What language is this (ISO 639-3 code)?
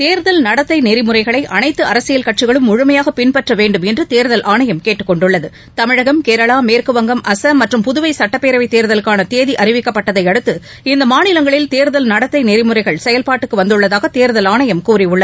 tam